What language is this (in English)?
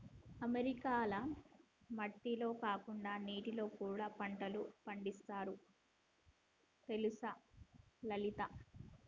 Telugu